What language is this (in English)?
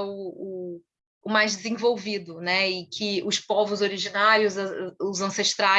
Portuguese